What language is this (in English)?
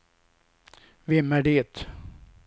Swedish